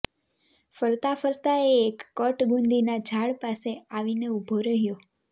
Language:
Gujarati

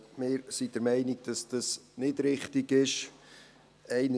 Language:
Swiss German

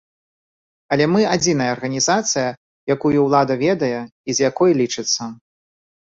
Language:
Belarusian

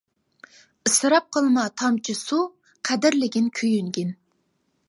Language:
Uyghur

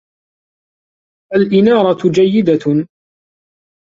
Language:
Arabic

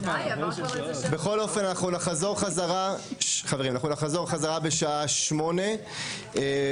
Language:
Hebrew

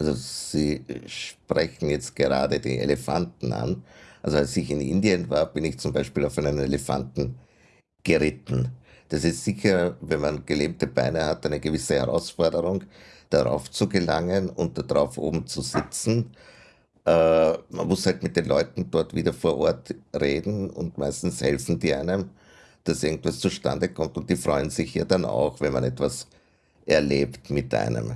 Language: German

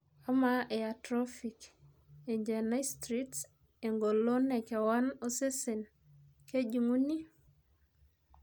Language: Masai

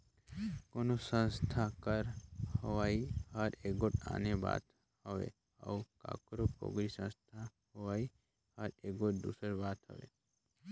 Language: Chhattisgarhi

